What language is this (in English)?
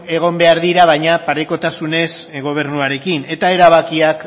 Basque